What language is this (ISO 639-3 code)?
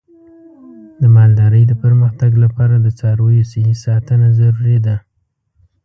pus